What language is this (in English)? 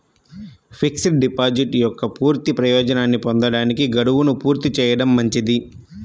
Telugu